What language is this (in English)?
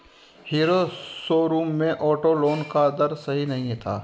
Hindi